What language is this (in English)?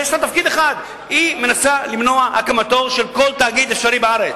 Hebrew